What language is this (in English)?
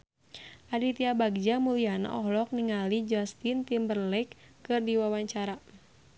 Sundanese